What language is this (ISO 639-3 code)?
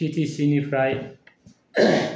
brx